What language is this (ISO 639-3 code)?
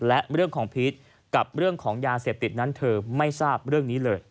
tha